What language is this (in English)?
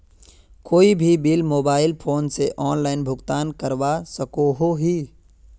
Magahi